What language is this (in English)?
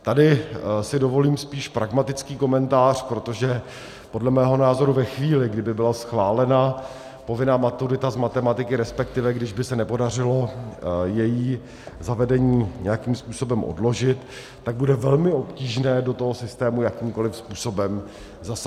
Czech